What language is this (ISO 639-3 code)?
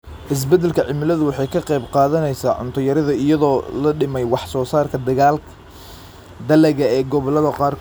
som